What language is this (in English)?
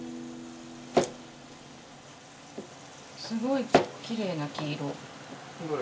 Japanese